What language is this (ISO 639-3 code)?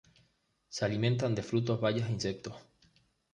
spa